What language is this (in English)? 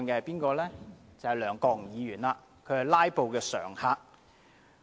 Cantonese